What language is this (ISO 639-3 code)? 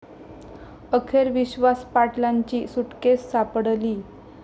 mar